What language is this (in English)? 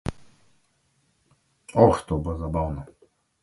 Slovenian